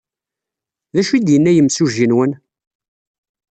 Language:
Kabyle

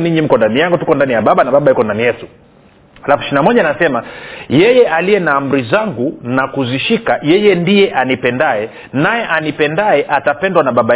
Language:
Swahili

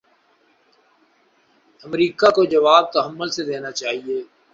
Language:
Urdu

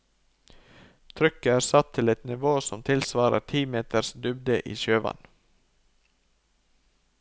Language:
Norwegian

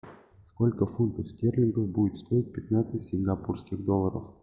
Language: Russian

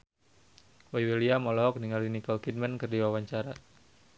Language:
Sundanese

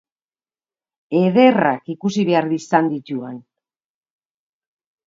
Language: Basque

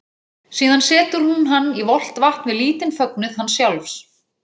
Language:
Icelandic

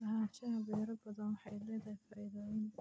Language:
Somali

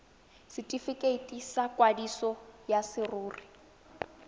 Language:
Tswana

